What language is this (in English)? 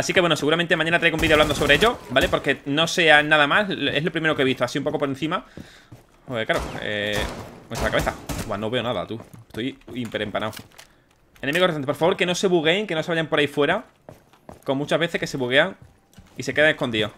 Spanish